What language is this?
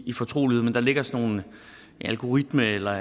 Danish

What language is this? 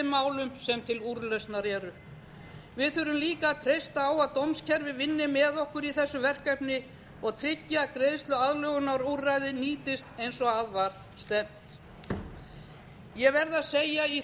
Icelandic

